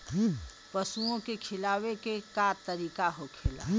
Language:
Bhojpuri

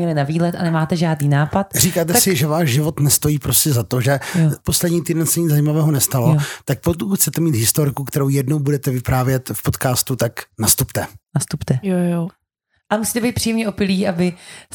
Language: Czech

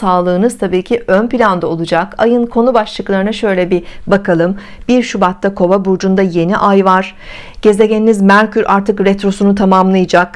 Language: Turkish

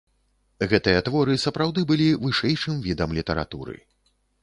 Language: Belarusian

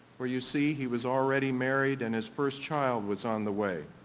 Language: English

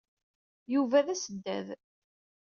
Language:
Kabyle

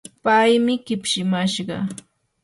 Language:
Yanahuanca Pasco Quechua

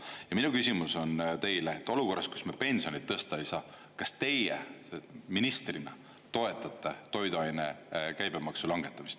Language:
Estonian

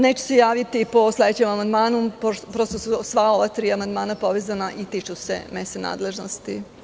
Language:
Serbian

